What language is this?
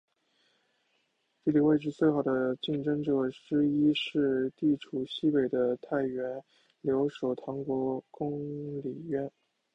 Chinese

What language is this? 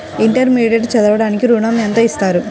Telugu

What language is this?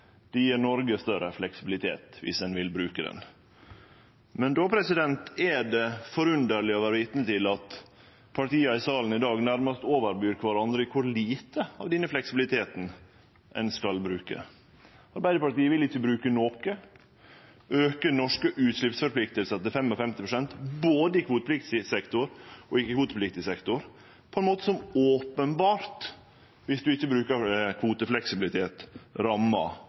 Norwegian Nynorsk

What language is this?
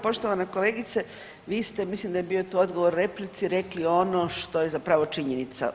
Croatian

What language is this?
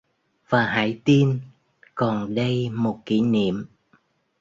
Vietnamese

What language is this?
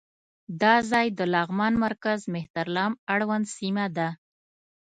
Pashto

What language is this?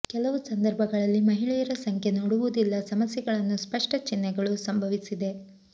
Kannada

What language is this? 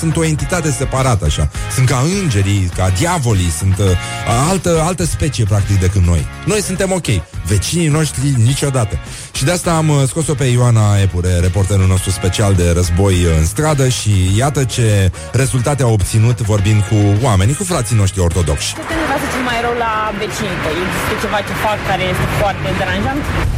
Romanian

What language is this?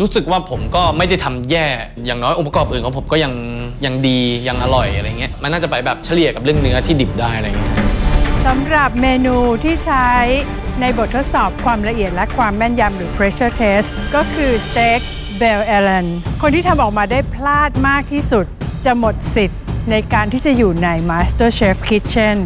Thai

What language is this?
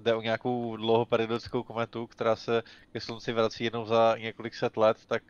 Czech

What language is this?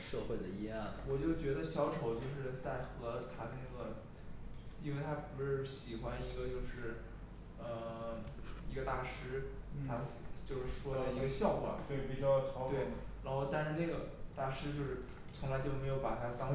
Chinese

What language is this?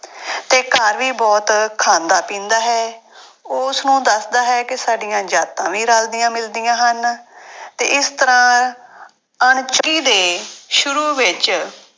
Punjabi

